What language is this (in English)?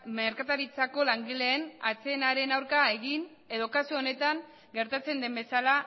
Basque